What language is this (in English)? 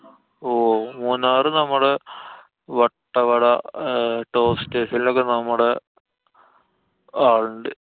Malayalam